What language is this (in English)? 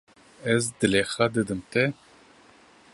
Kurdish